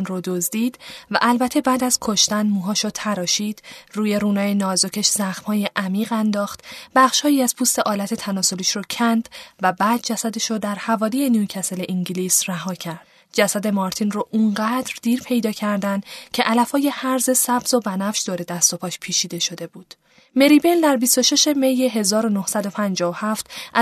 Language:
Persian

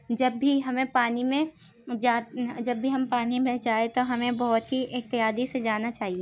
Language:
Urdu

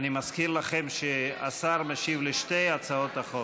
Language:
Hebrew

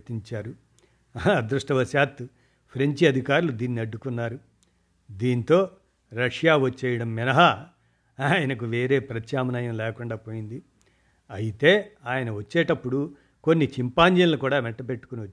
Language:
Telugu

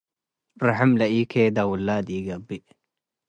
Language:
Tigre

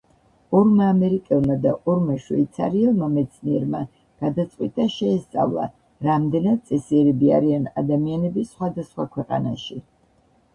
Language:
Georgian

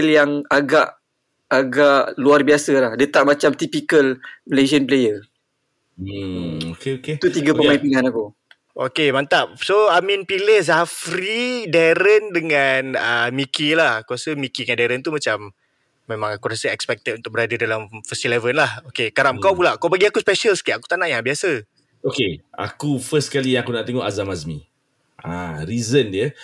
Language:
Malay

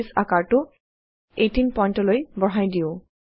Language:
Assamese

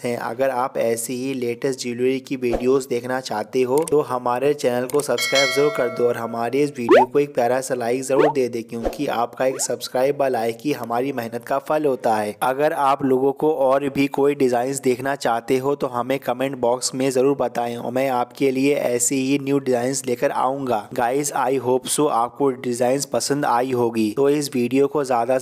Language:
Hindi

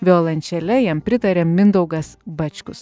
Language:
Lithuanian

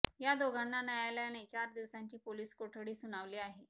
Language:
Marathi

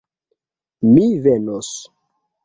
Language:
Esperanto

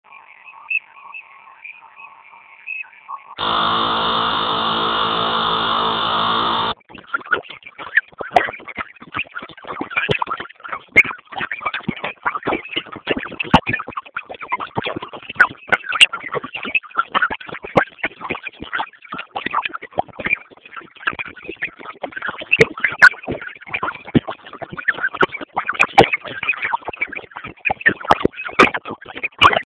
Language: Swahili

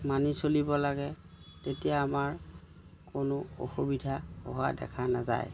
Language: Assamese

